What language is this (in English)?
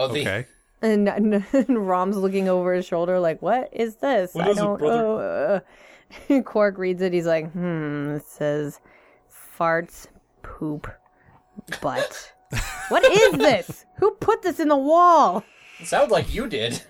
English